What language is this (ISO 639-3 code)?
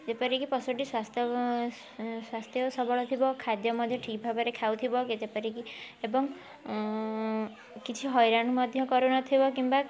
ori